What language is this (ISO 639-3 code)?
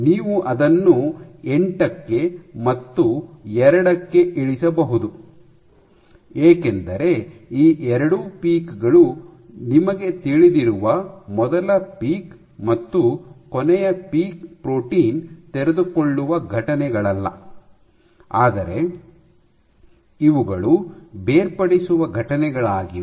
kan